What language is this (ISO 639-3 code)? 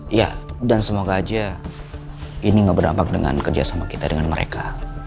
ind